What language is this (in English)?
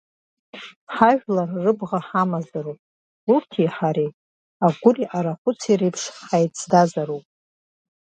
Abkhazian